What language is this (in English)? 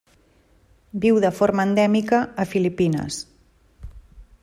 Catalan